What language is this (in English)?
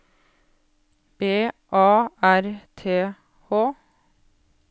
Norwegian